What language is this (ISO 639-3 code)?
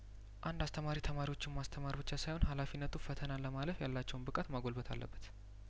amh